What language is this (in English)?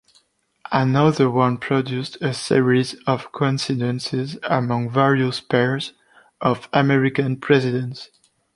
English